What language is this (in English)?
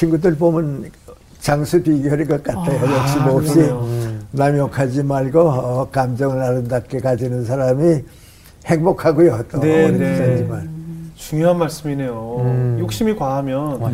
Korean